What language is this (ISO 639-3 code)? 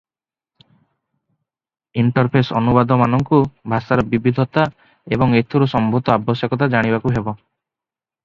ori